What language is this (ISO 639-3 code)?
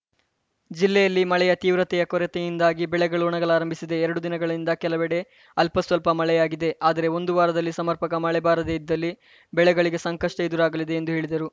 kan